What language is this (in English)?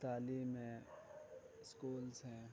Urdu